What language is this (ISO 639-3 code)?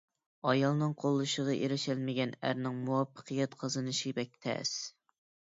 uig